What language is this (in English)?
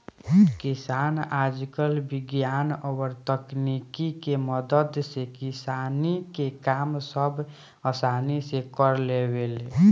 Bhojpuri